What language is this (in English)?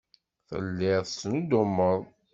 Kabyle